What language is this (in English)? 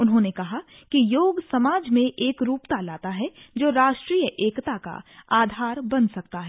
Hindi